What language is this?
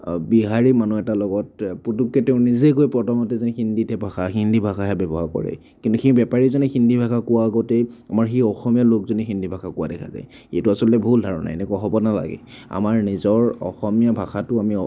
Assamese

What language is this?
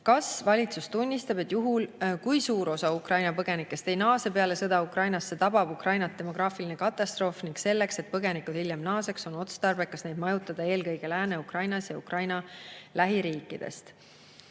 Estonian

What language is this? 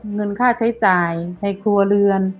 Thai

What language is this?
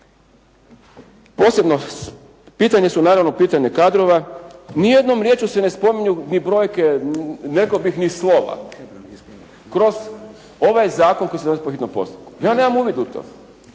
Croatian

